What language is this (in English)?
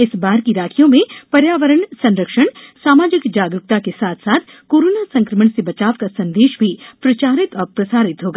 Hindi